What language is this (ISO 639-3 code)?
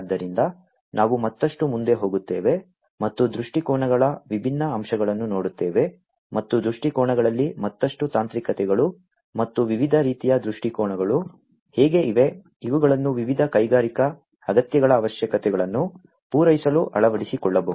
kan